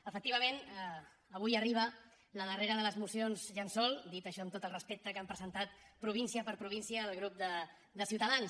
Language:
Catalan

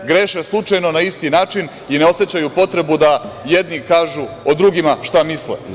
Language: Serbian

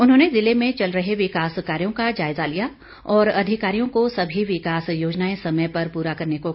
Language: Hindi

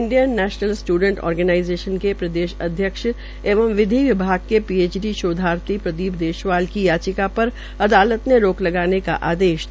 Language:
Hindi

